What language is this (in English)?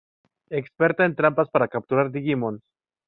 Spanish